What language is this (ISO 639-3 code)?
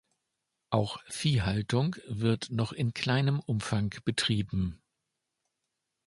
deu